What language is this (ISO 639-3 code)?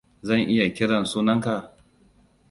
hau